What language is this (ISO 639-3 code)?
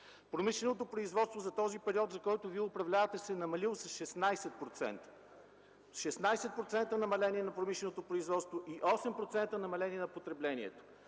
bul